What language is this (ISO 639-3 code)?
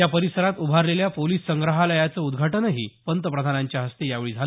mar